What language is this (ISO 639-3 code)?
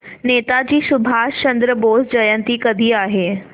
mar